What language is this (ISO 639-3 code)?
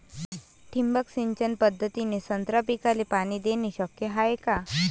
mar